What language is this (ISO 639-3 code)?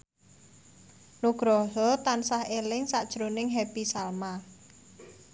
jav